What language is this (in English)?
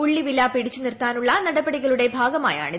Malayalam